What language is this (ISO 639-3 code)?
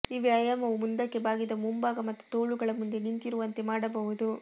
kan